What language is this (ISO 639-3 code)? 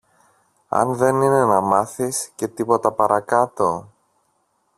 ell